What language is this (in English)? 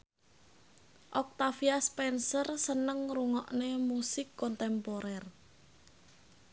Javanese